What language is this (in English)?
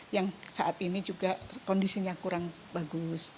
Indonesian